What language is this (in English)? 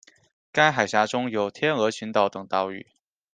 Chinese